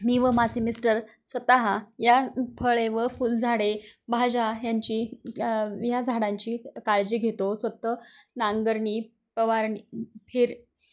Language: Marathi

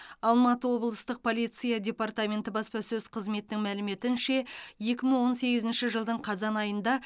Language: Kazakh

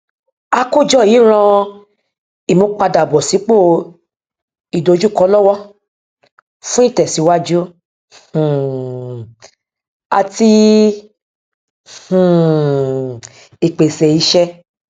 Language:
Yoruba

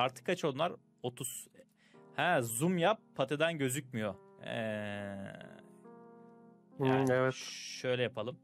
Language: Turkish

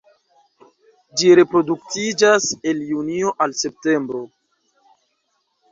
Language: Esperanto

